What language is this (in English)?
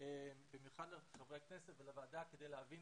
Hebrew